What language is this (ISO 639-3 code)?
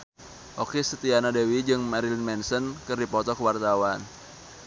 sun